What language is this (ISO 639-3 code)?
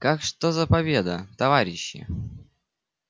rus